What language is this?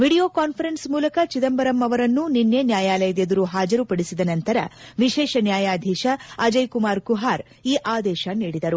Kannada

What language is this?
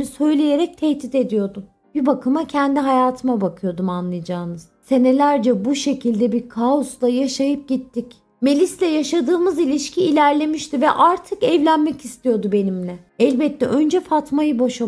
Turkish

